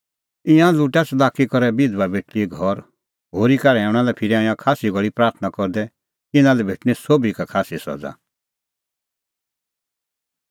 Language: Kullu Pahari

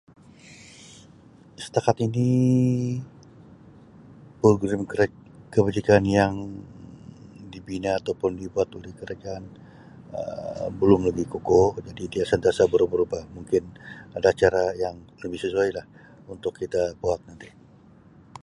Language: Sabah Malay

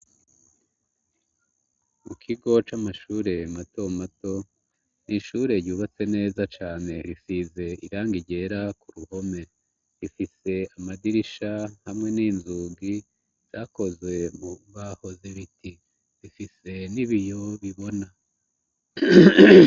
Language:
Rundi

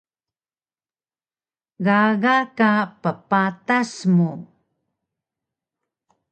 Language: Taroko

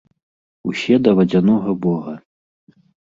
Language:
Belarusian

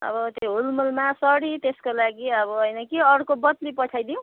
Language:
Nepali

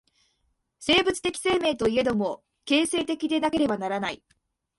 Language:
Japanese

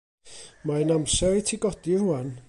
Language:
Welsh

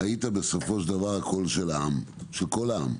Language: Hebrew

